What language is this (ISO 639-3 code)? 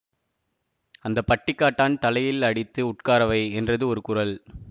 tam